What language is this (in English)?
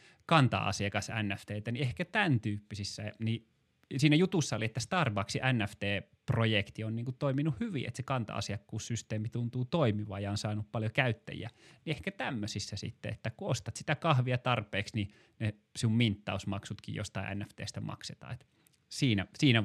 Finnish